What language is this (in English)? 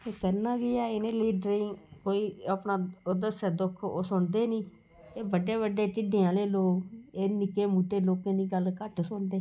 Dogri